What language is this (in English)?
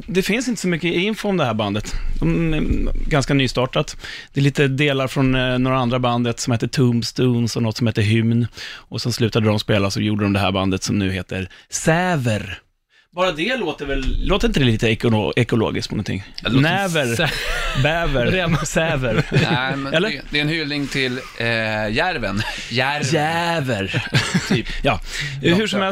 Swedish